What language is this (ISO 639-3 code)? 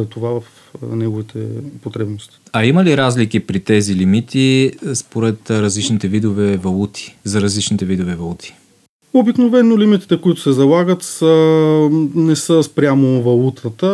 bul